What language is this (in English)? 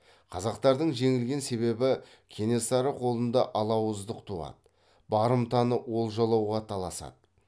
Kazakh